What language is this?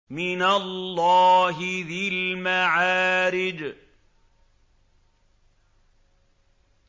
Arabic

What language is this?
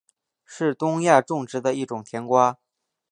Chinese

